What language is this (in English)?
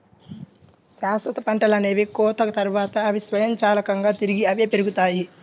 Telugu